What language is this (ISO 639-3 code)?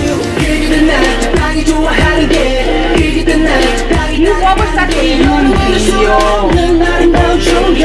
spa